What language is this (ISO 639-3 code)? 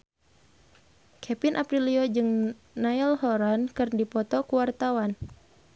sun